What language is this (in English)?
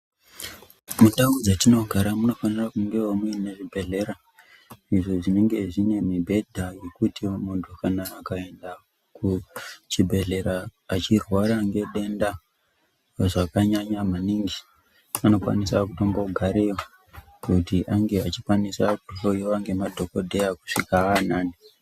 Ndau